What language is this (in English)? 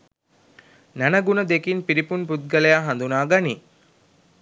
Sinhala